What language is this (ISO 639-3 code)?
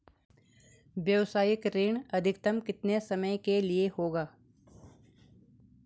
hin